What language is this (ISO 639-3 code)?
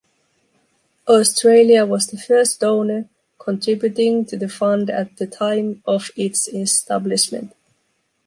eng